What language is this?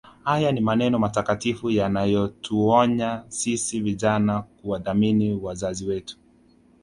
Swahili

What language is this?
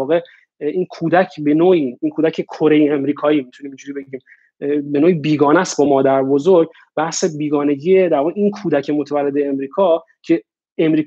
Persian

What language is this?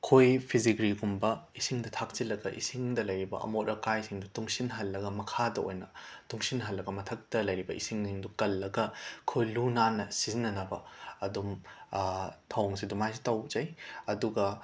Manipuri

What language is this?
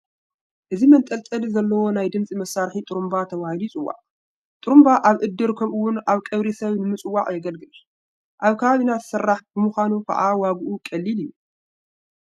Tigrinya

